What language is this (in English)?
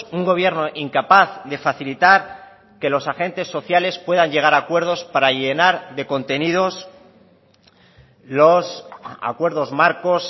Spanish